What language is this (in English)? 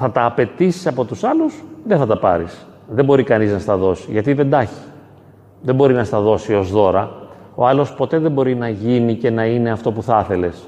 Greek